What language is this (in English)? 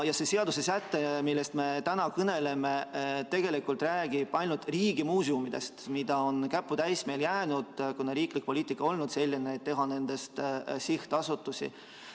Estonian